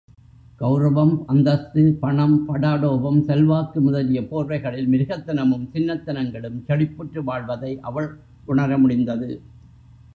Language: Tamil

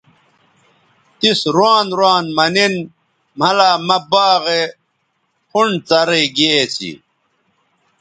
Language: Bateri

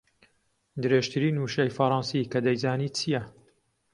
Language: Central Kurdish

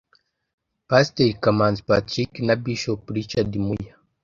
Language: Kinyarwanda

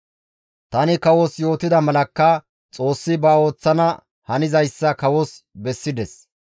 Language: Gamo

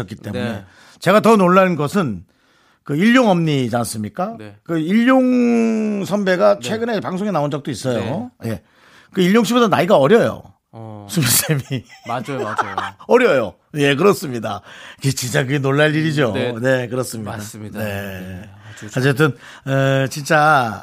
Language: Korean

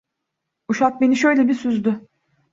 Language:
Turkish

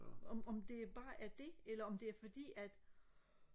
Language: Danish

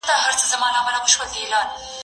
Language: Pashto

